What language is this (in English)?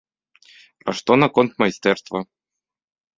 Belarusian